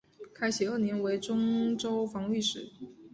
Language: Chinese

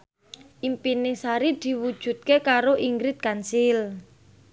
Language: Javanese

